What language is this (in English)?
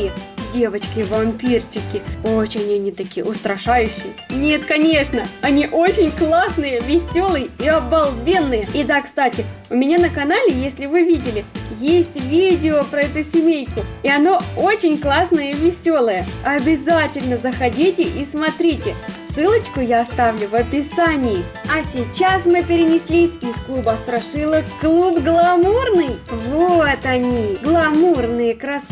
Russian